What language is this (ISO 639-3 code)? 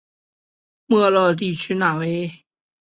zho